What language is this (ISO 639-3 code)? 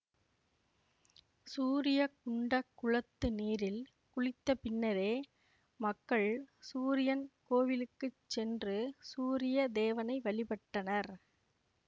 tam